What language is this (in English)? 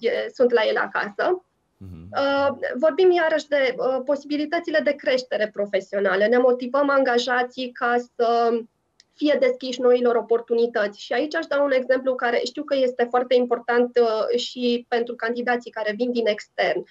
Romanian